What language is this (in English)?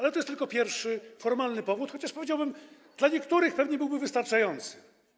Polish